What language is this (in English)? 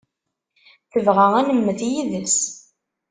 Kabyle